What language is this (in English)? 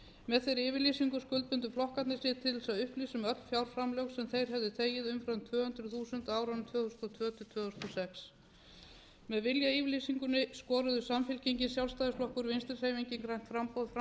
Icelandic